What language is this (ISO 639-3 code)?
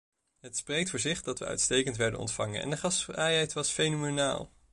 nld